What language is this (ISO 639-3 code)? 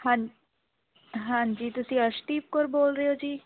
pan